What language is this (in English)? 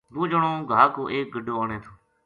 Gujari